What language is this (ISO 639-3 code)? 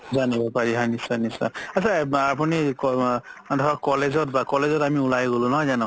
asm